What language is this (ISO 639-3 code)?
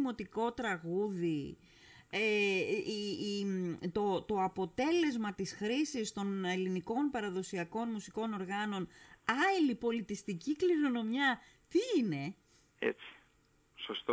ell